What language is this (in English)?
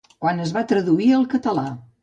Catalan